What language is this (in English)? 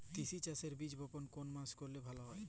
Bangla